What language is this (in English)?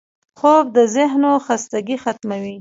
Pashto